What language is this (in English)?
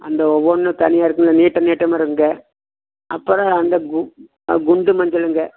Tamil